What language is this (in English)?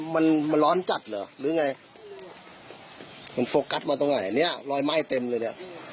Thai